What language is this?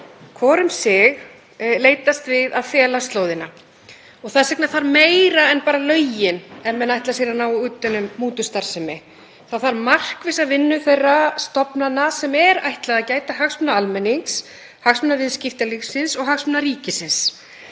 Icelandic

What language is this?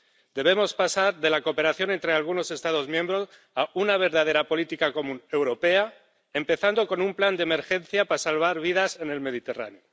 Spanish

